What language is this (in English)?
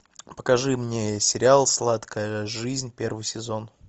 Russian